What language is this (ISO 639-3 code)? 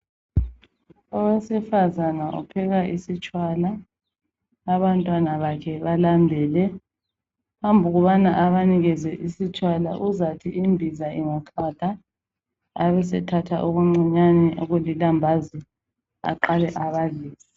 nde